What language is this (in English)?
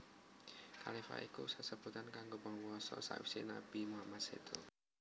Javanese